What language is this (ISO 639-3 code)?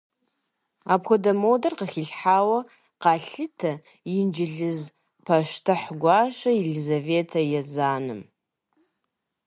kbd